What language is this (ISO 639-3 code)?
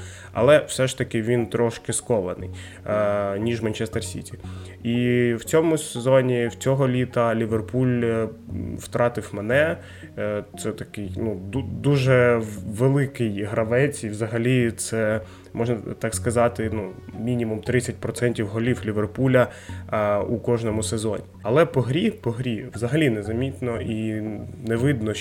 ukr